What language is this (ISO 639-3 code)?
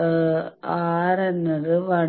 mal